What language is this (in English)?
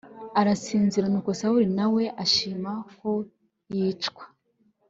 Kinyarwanda